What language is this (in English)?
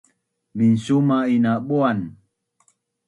Bunun